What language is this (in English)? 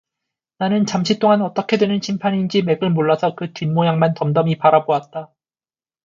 Korean